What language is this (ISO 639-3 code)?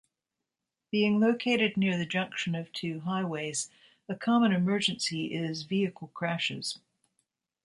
eng